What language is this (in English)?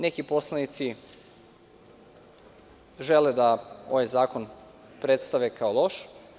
Serbian